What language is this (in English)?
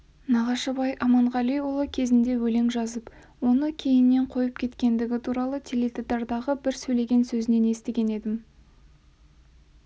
Kazakh